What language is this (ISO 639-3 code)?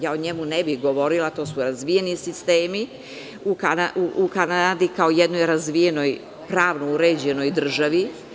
srp